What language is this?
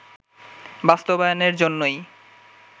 Bangla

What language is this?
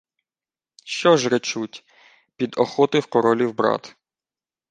Ukrainian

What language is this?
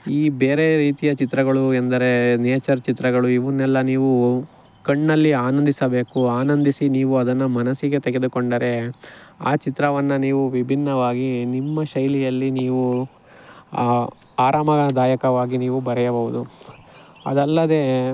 Kannada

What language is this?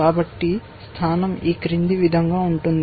Telugu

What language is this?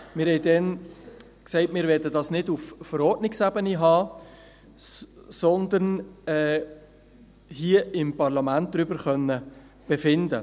Swiss German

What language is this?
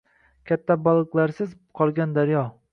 Uzbek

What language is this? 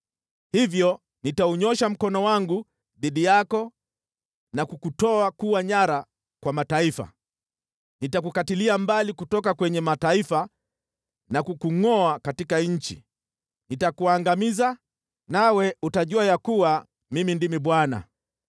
Swahili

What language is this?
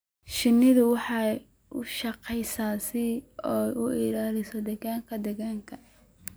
Somali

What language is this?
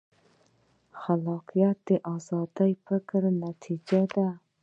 Pashto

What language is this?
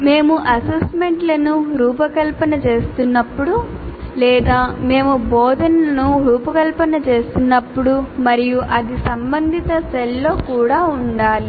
Telugu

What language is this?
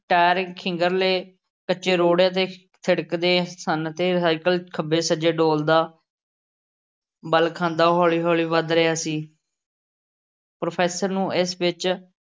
Punjabi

